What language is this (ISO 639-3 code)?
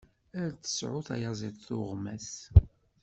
kab